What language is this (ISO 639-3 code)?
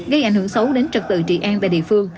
vie